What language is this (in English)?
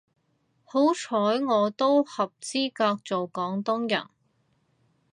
Cantonese